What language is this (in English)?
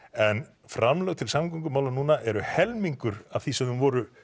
Icelandic